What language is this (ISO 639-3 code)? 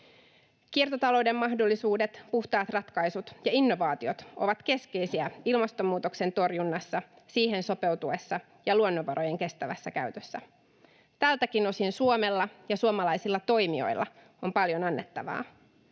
fin